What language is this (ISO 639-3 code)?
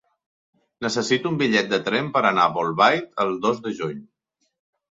cat